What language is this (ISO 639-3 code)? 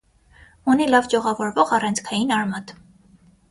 hye